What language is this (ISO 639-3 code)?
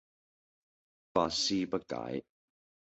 yue